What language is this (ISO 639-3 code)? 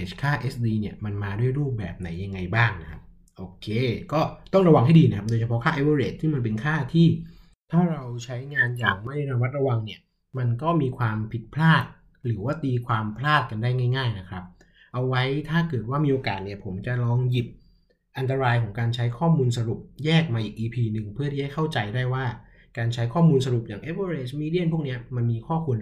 tha